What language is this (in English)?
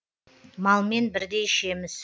Kazakh